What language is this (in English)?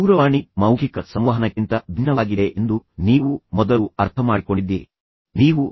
Kannada